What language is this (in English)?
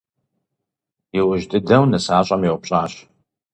Kabardian